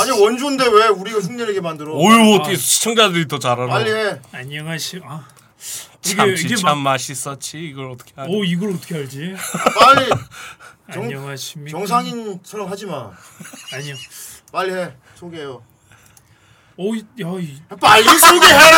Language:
Korean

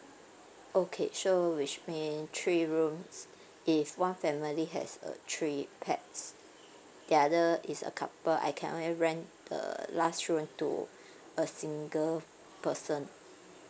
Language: English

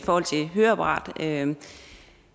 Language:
Danish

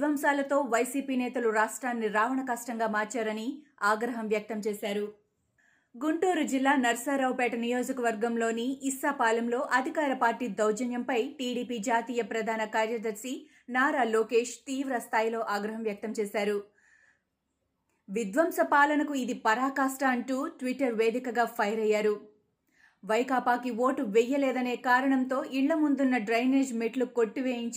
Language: Telugu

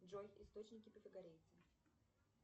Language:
Russian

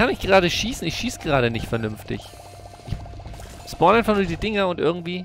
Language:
German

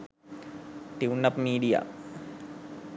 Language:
Sinhala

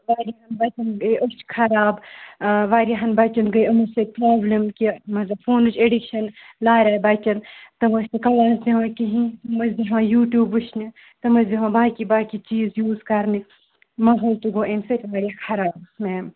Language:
Kashmiri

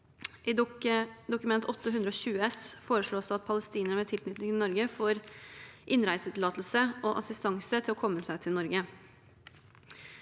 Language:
Norwegian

